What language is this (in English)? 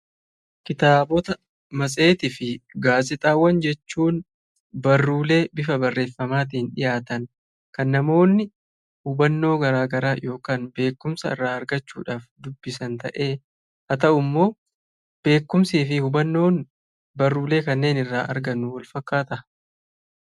Oromo